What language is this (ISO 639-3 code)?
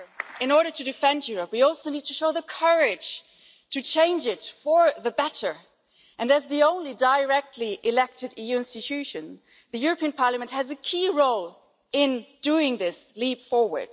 eng